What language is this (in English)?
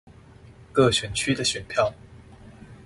Chinese